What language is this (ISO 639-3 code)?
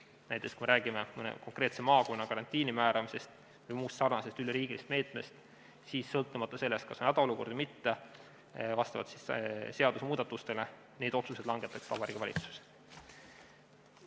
est